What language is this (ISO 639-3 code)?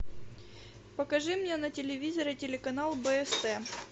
rus